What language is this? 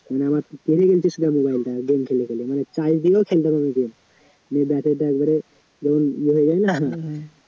Bangla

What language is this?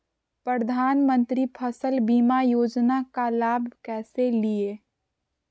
Magahi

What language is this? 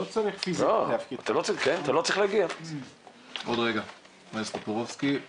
Hebrew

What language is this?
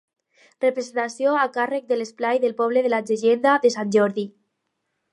Catalan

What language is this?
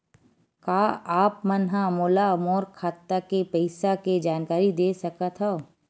Chhattisgarhi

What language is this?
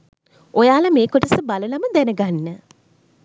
Sinhala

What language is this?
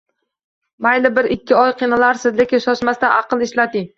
Uzbek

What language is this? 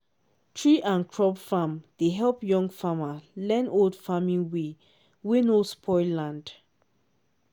Nigerian Pidgin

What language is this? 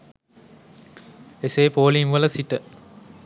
Sinhala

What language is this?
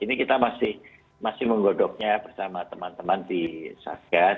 Indonesian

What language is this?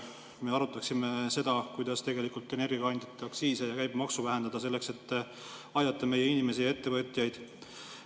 Estonian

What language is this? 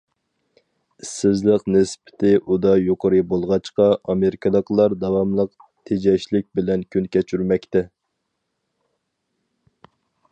Uyghur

